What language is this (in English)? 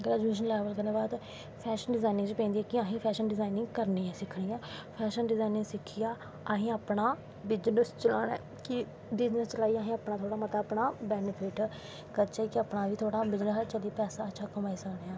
Dogri